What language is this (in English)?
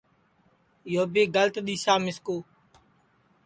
Sansi